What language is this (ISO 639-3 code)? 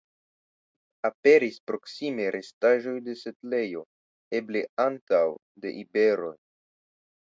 epo